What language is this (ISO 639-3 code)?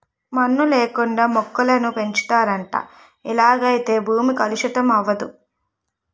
tel